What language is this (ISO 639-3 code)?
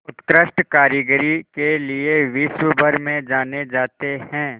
hin